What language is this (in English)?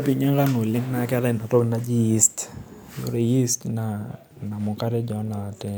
Masai